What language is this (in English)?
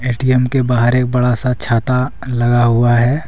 Hindi